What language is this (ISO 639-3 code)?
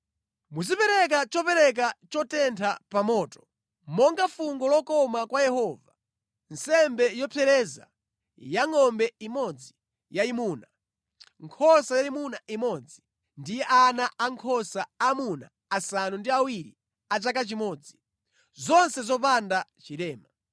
nya